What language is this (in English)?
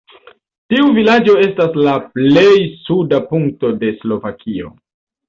Esperanto